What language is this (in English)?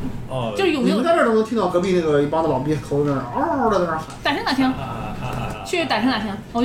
Chinese